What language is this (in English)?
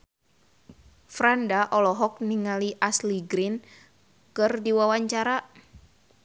Sundanese